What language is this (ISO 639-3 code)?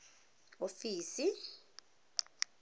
tsn